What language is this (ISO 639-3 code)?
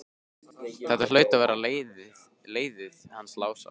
isl